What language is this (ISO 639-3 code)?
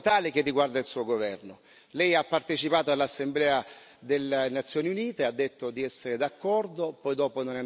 ita